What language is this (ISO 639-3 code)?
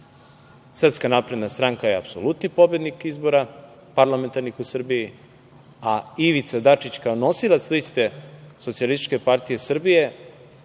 srp